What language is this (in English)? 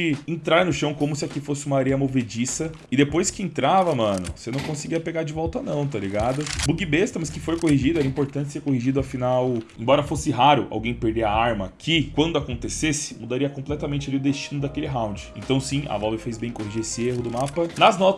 Portuguese